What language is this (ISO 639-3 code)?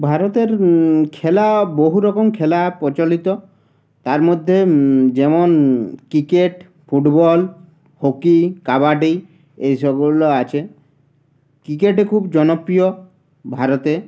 ben